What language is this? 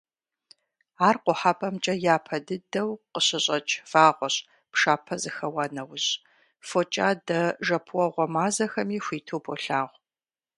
Kabardian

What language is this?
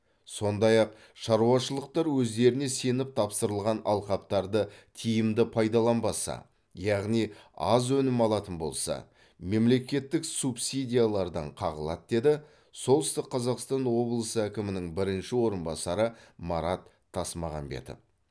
Kazakh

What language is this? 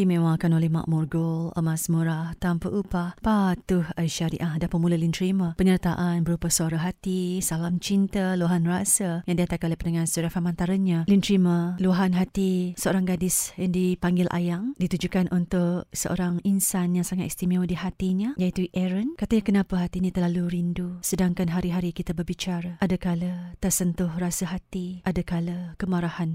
Malay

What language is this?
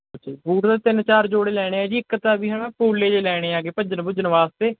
Punjabi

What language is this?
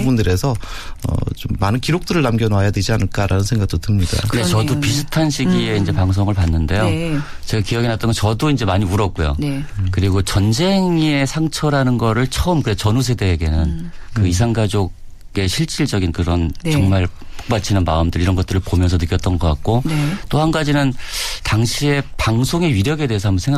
Korean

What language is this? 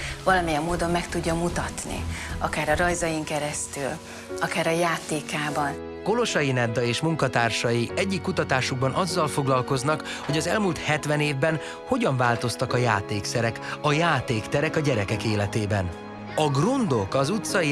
Hungarian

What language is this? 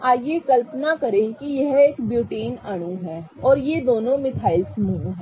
Hindi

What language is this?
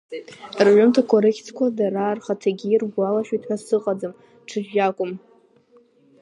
Abkhazian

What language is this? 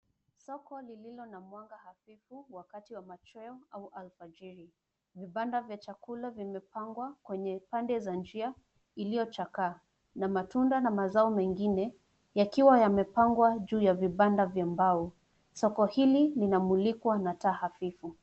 Swahili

